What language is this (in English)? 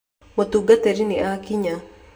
Kikuyu